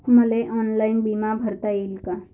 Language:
Marathi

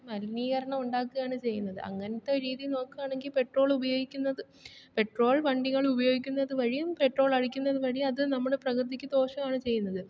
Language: Malayalam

